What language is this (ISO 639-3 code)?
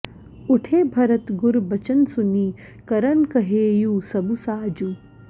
san